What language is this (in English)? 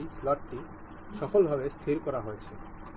Bangla